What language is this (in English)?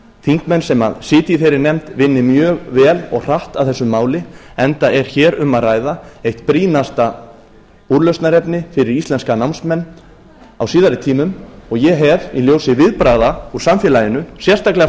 Icelandic